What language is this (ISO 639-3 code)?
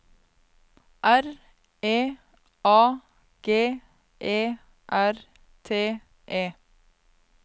nor